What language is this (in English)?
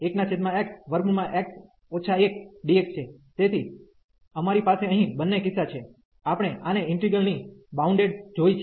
Gujarati